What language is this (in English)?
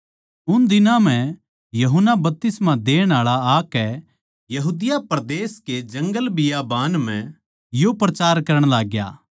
Haryanvi